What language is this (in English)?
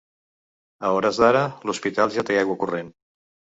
Catalan